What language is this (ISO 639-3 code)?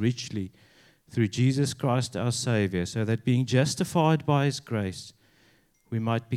eng